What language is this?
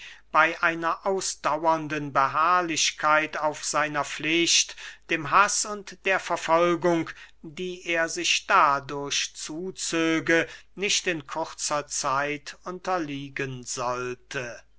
German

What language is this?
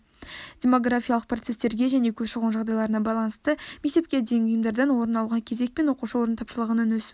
Kazakh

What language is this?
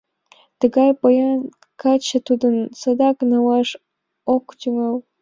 Mari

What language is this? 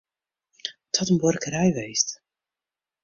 Western Frisian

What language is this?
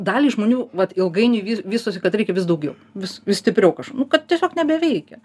Lithuanian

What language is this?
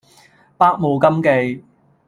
Cantonese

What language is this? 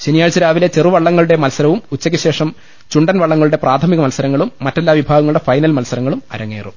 Malayalam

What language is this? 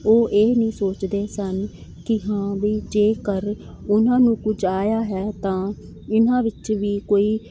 Punjabi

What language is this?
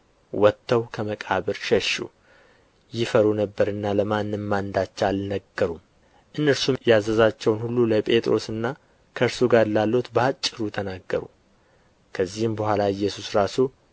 Amharic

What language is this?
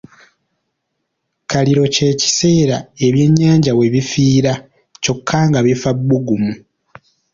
Ganda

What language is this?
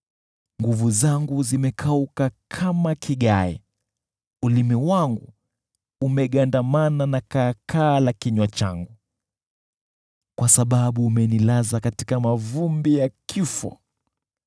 Swahili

